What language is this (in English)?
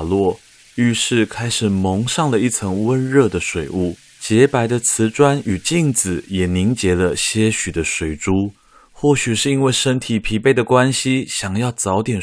Chinese